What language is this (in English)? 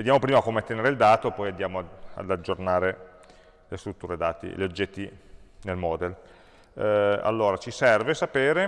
Italian